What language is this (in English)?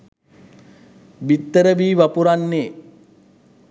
Sinhala